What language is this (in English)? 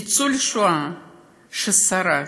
Hebrew